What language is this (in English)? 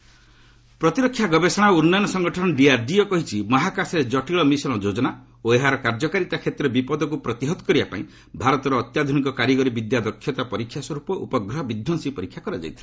Odia